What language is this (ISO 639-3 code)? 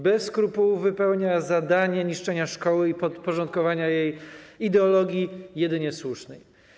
pol